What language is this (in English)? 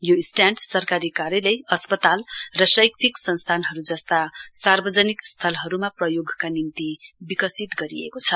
Nepali